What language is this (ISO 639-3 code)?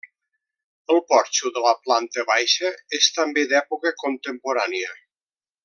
cat